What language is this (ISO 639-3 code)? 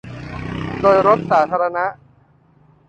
tha